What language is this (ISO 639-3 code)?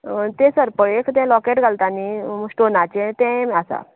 kok